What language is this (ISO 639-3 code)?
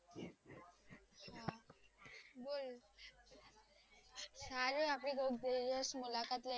guj